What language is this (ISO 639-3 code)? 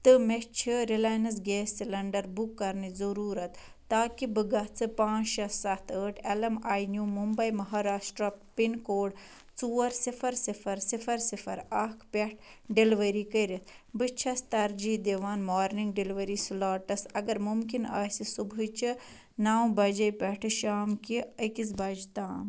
kas